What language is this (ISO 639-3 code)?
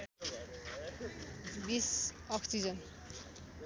nep